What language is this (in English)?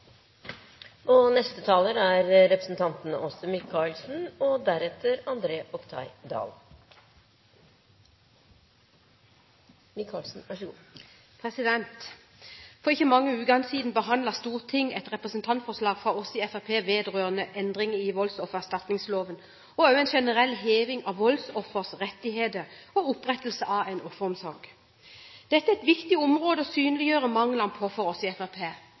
Norwegian